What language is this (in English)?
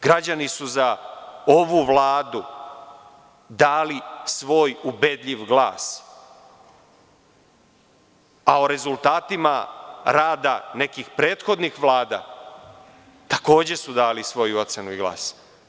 Serbian